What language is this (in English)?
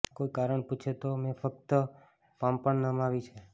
Gujarati